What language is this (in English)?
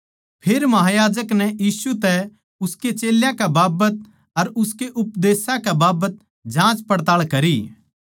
Haryanvi